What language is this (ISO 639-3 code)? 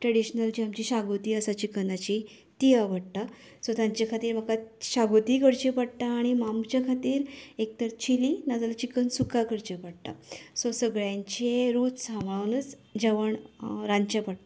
kok